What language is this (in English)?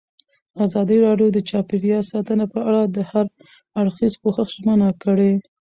Pashto